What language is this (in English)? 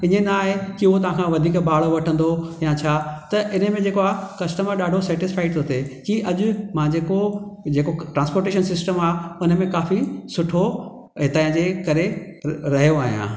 Sindhi